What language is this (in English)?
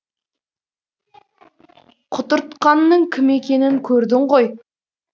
Kazakh